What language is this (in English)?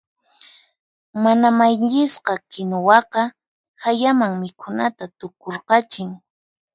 Puno Quechua